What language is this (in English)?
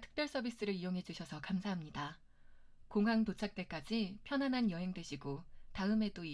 Korean